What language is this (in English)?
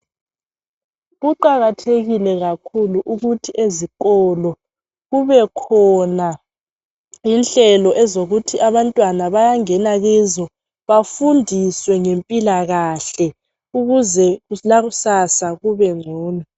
North Ndebele